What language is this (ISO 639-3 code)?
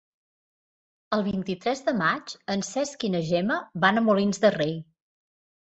cat